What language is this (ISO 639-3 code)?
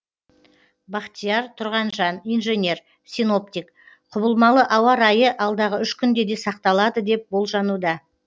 kaz